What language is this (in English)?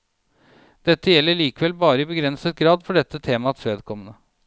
Norwegian